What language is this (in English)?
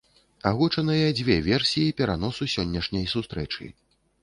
Belarusian